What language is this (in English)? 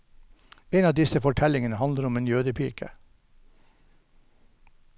Norwegian